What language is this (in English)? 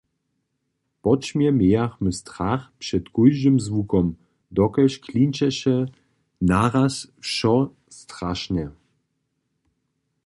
Upper Sorbian